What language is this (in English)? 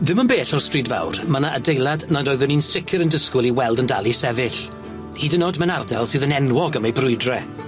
Welsh